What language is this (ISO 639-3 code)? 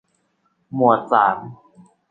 tha